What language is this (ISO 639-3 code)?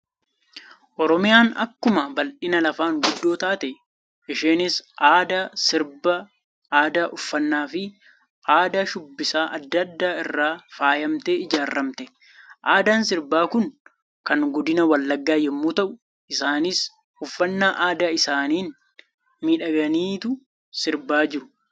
orm